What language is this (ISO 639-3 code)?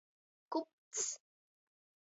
ltg